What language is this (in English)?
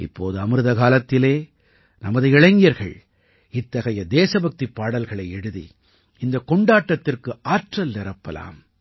Tamil